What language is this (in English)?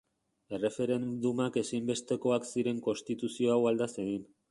Basque